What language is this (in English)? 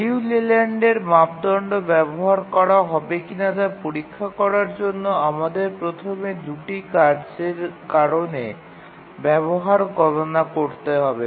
Bangla